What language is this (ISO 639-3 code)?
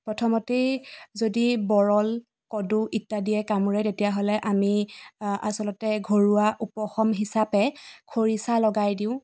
asm